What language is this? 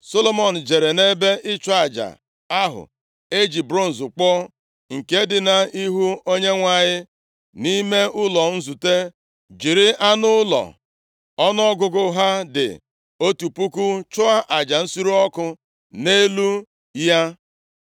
Igbo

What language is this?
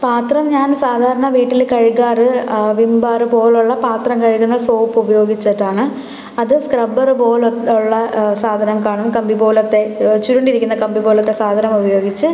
Malayalam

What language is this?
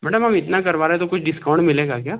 Hindi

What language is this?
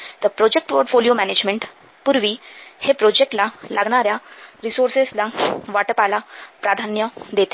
Marathi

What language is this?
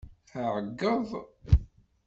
Kabyle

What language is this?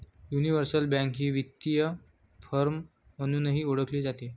Marathi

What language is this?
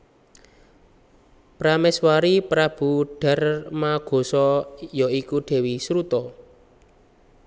Javanese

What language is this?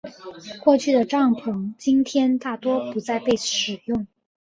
Chinese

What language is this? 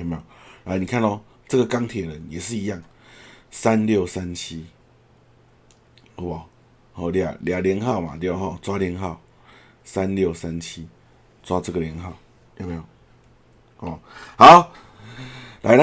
Chinese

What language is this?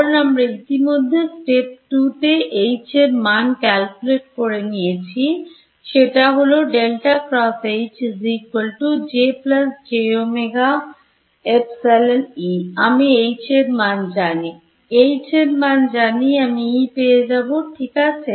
Bangla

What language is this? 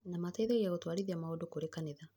Kikuyu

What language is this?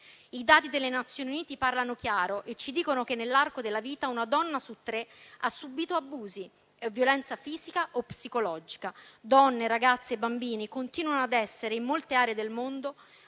Italian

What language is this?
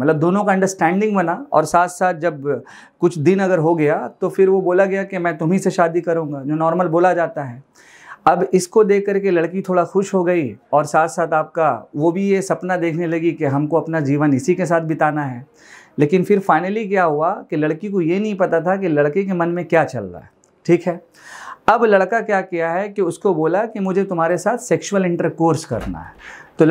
Hindi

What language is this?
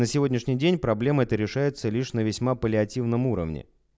Russian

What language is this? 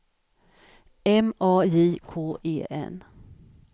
Swedish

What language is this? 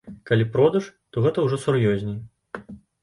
Belarusian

